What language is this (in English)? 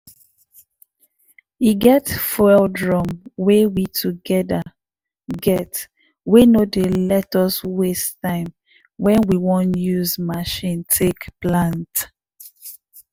Nigerian Pidgin